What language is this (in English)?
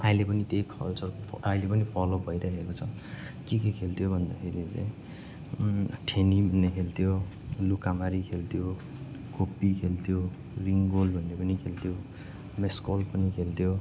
Nepali